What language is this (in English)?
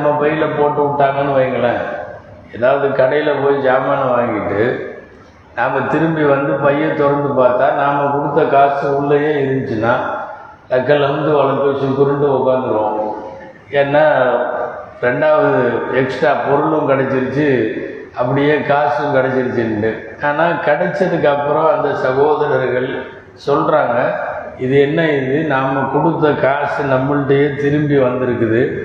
Tamil